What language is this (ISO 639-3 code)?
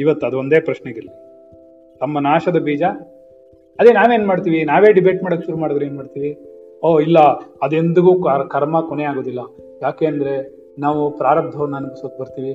kan